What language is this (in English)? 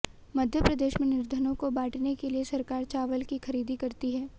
Hindi